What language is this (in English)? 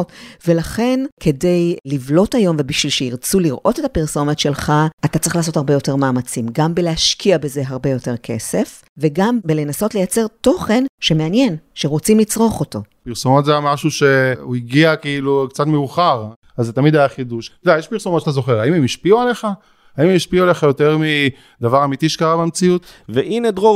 Hebrew